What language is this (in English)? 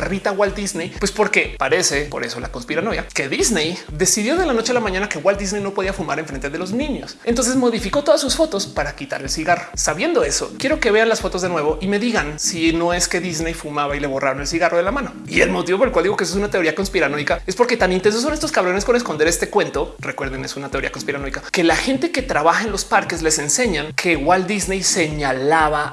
Spanish